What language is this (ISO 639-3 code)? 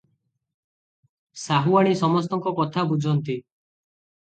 ori